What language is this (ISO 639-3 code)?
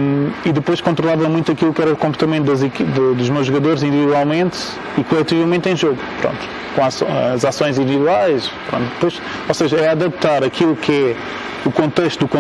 por